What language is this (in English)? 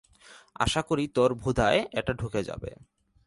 Bangla